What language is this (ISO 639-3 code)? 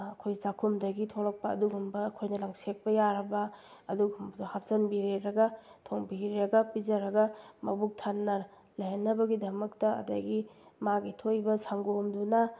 mni